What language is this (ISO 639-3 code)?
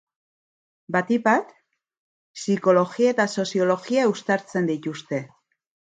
eus